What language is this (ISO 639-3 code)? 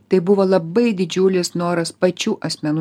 lit